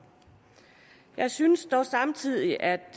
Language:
Danish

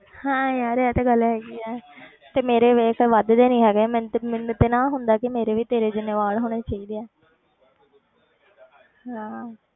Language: Punjabi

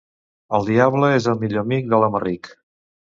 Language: Catalan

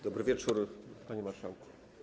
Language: Polish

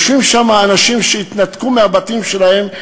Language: Hebrew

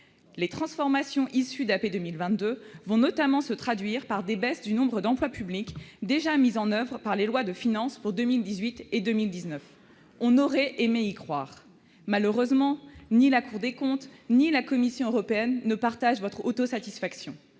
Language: French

